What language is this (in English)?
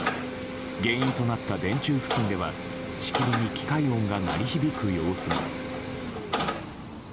Japanese